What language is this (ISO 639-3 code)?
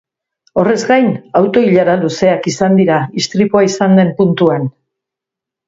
eus